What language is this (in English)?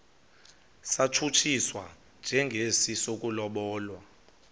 Xhosa